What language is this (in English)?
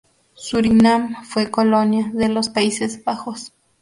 Spanish